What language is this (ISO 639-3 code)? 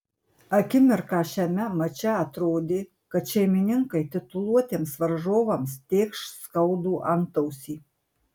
lit